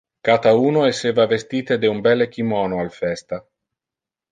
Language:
Interlingua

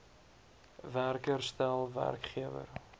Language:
Afrikaans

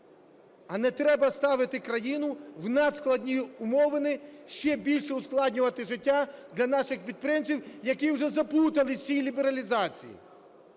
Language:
Ukrainian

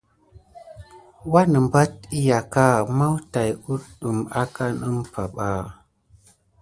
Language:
Gidar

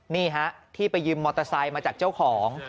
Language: Thai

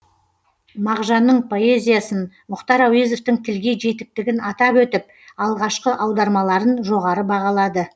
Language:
Kazakh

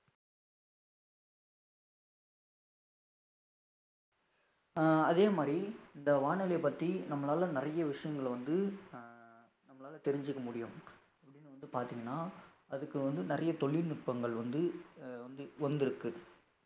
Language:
Tamil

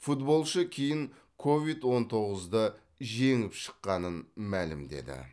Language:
Kazakh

